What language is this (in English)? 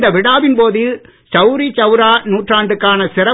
Tamil